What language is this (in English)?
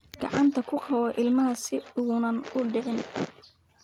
Somali